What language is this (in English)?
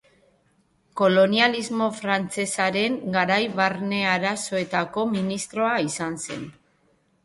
Basque